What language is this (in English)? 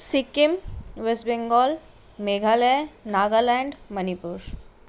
Nepali